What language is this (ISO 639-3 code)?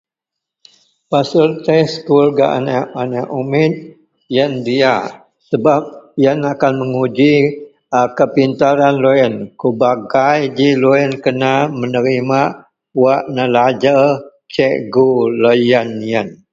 mel